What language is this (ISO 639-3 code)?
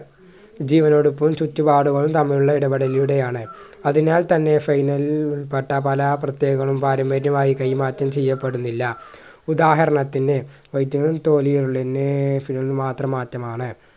mal